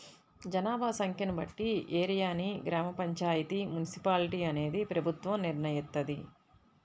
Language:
Telugu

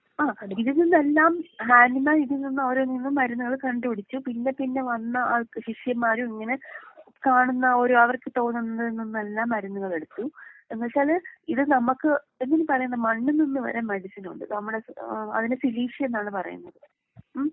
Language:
Malayalam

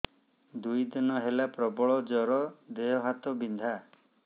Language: Odia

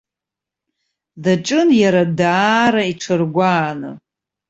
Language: Abkhazian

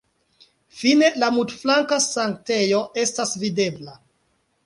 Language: Esperanto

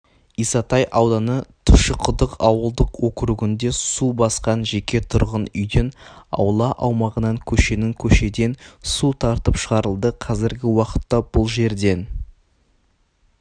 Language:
Kazakh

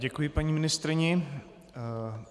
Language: Czech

